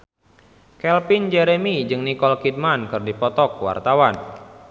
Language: Sundanese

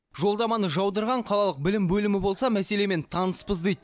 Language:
Kazakh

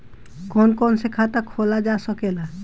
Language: Bhojpuri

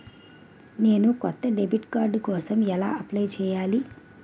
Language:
Telugu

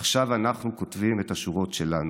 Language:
Hebrew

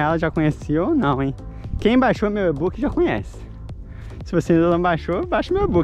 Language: Portuguese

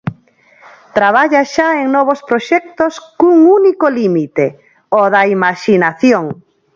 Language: Galician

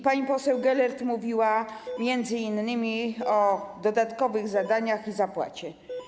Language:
Polish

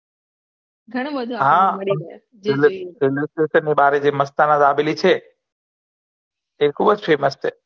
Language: Gujarati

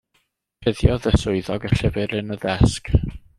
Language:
Welsh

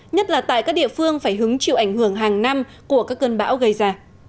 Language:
Vietnamese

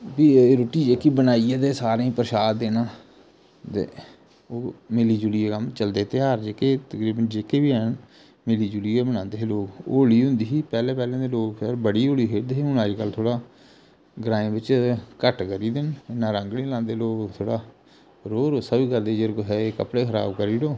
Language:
Dogri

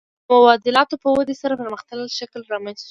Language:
Pashto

